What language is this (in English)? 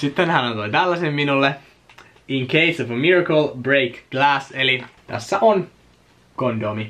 Finnish